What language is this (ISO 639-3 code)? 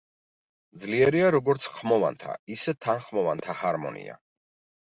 kat